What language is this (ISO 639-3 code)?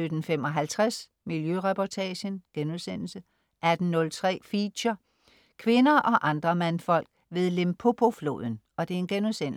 dan